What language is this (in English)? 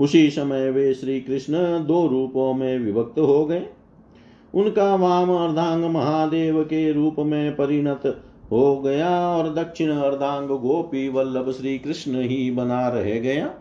Hindi